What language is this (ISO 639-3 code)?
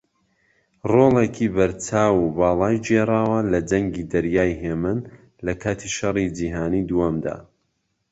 ckb